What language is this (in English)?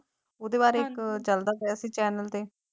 Punjabi